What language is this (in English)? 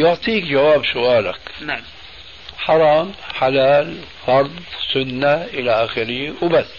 Arabic